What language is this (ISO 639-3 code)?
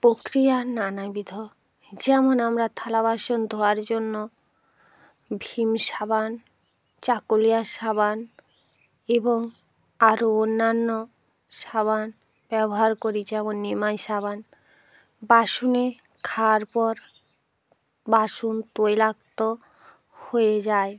ben